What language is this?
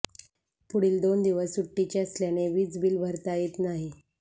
Marathi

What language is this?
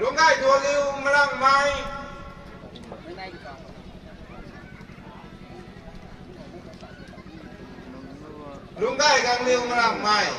Thai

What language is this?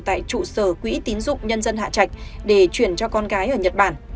Vietnamese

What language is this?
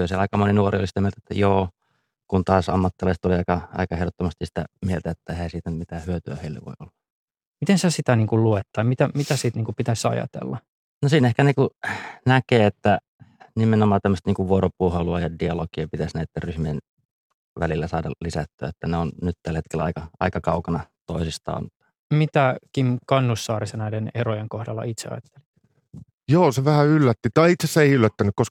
Finnish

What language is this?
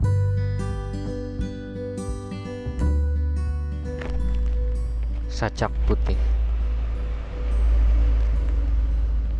Indonesian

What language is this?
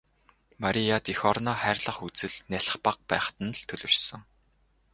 Mongolian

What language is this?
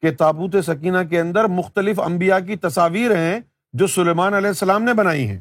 Urdu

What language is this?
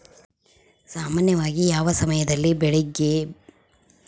Kannada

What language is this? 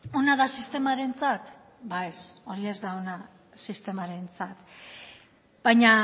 Basque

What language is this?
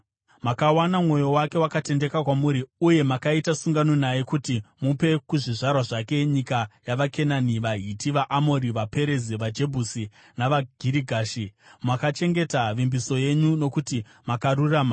Shona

